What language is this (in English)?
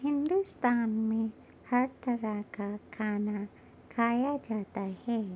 Urdu